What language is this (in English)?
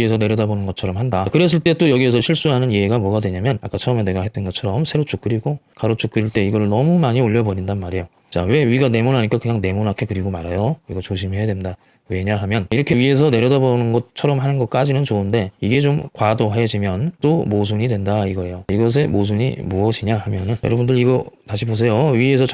Korean